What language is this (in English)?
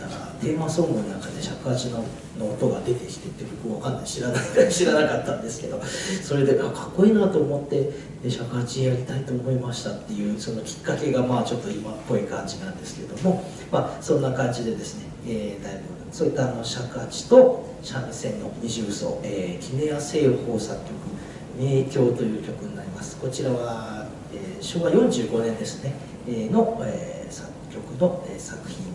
Japanese